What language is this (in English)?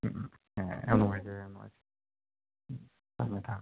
Manipuri